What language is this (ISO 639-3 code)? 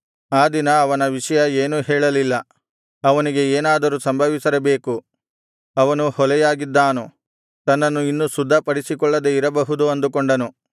kan